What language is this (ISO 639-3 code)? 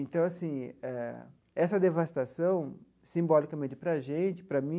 por